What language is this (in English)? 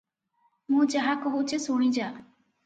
Odia